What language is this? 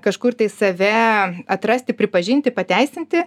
Lithuanian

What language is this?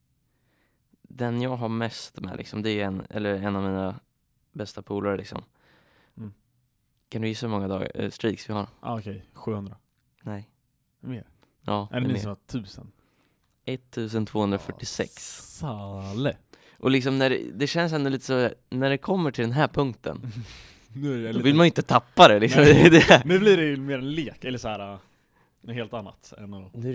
Swedish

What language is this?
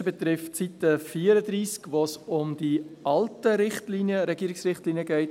Swiss German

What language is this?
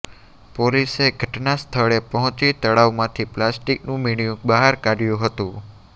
Gujarati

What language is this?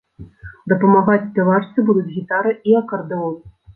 Belarusian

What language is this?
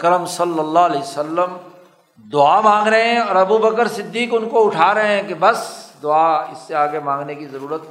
Urdu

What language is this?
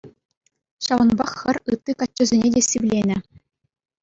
Chuvash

